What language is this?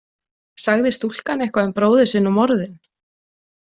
Icelandic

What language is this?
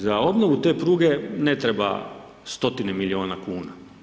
Croatian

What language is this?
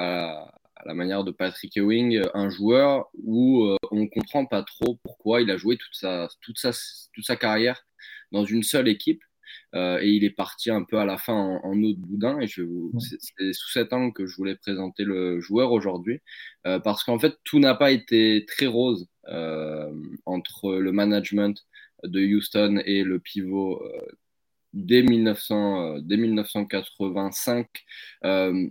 French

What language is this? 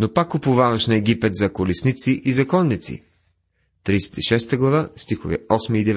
Bulgarian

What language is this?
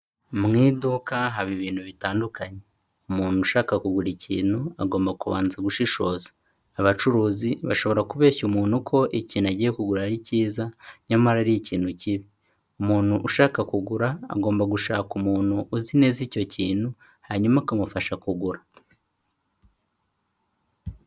Kinyarwanda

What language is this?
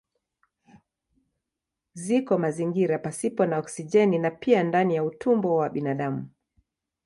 Swahili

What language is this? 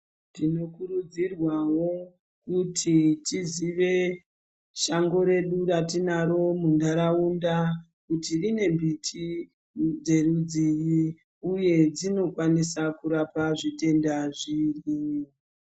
Ndau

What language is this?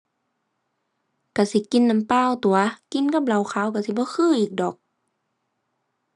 Thai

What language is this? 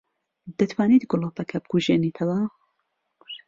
Central Kurdish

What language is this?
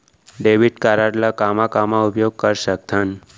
Chhattisgarhi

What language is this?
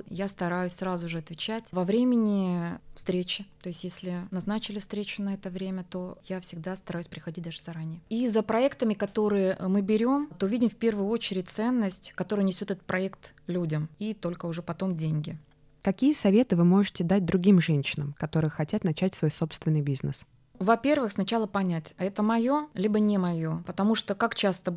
Russian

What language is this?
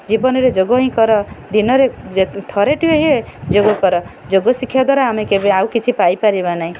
Odia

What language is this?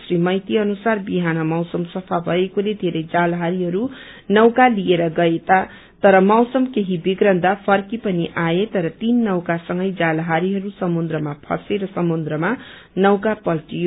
Nepali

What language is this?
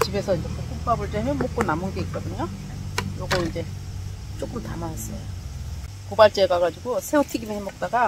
Korean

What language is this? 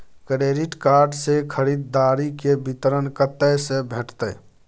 Maithili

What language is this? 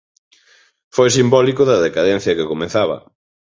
Galician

